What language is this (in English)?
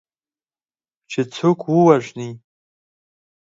Pashto